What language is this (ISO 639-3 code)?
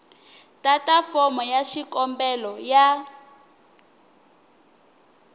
tso